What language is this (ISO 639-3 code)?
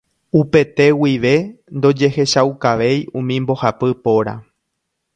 grn